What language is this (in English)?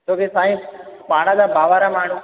Sindhi